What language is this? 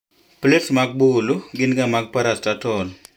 Luo (Kenya and Tanzania)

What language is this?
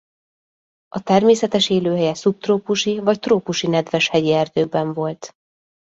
Hungarian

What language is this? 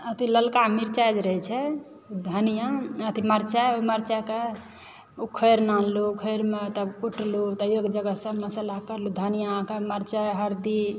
Maithili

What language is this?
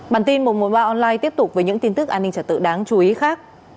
Vietnamese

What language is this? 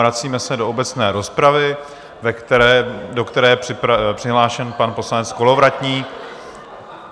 Czech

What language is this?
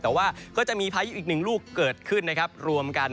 Thai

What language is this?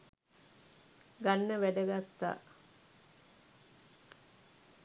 Sinhala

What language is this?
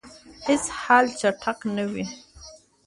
Pashto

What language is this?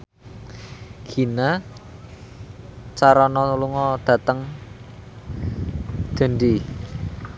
Javanese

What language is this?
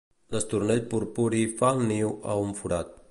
Catalan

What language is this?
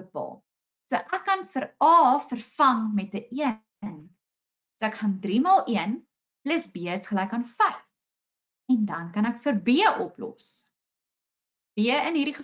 Dutch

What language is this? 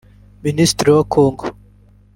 Kinyarwanda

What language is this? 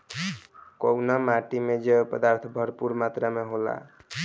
Bhojpuri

